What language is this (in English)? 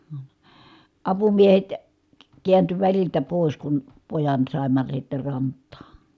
Finnish